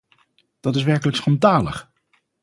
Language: Dutch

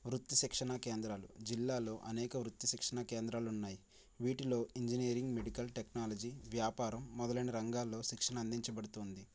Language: Telugu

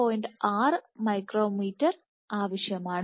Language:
Malayalam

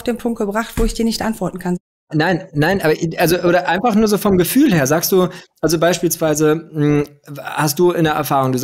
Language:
German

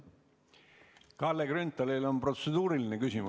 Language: Estonian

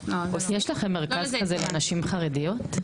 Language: Hebrew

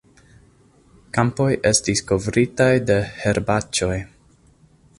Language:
Esperanto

